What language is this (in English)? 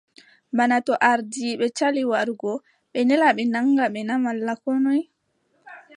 Adamawa Fulfulde